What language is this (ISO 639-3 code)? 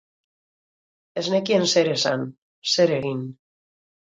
eus